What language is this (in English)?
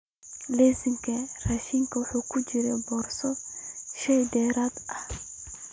Somali